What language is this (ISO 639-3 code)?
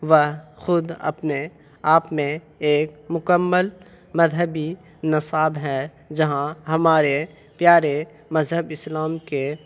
urd